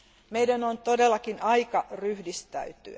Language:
Finnish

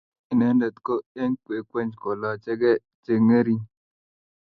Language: Kalenjin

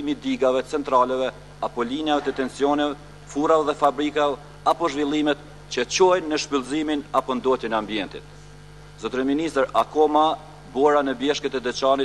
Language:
Romanian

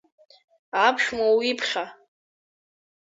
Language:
Abkhazian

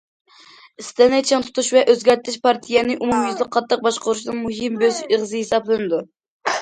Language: Uyghur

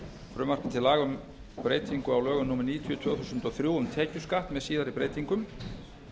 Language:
Icelandic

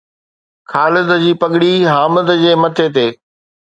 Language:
Sindhi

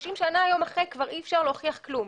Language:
Hebrew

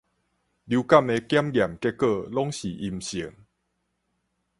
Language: Min Nan Chinese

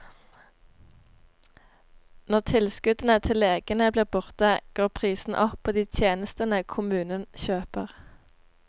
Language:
Norwegian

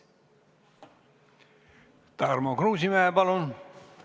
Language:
Estonian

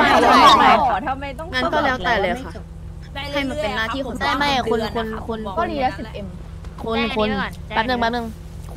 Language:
Thai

